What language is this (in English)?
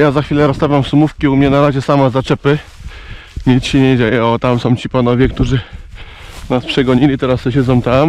Polish